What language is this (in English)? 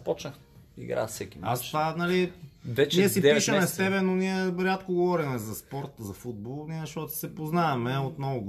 Bulgarian